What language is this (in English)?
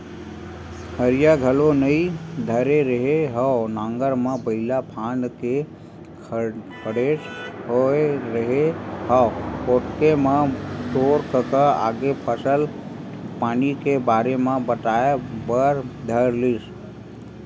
Chhattisgarhi